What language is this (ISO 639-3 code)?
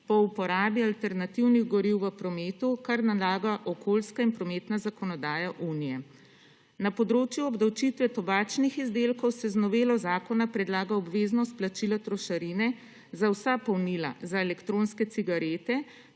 slv